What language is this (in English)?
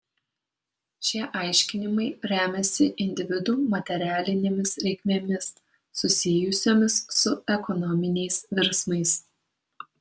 Lithuanian